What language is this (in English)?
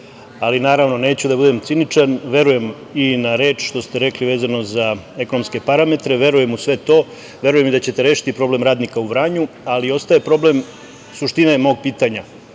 Serbian